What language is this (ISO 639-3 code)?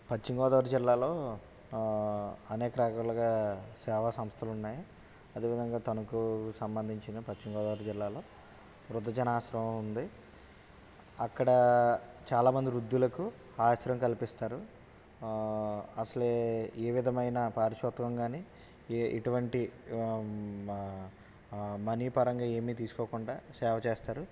tel